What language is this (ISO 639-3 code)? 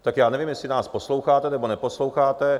ces